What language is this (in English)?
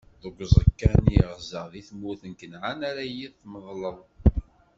Kabyle